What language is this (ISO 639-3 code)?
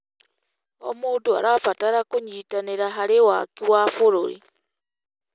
kik